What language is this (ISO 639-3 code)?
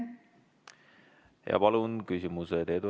est